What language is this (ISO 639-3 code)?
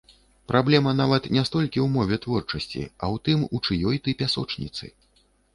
bel